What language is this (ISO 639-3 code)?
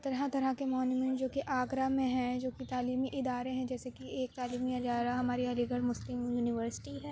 urd